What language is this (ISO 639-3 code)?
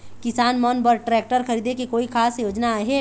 hne